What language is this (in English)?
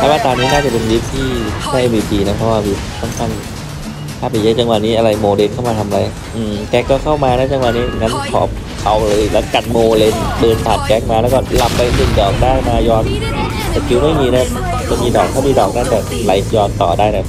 Thai